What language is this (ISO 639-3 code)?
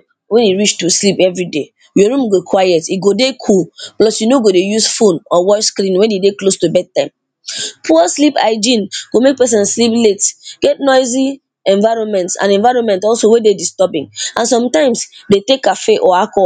pcm